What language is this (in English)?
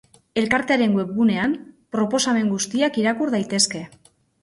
Basque